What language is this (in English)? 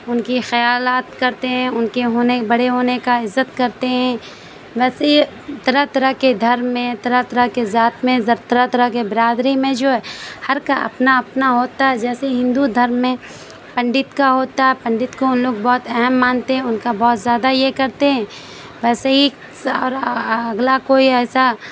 Urdu